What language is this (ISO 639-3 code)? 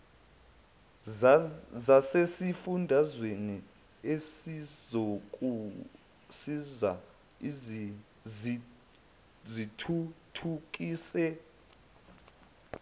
zul